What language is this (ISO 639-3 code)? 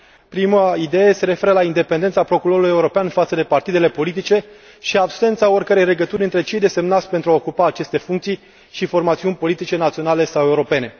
ron